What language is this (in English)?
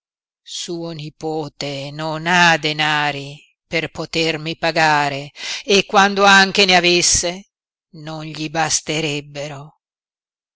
Italian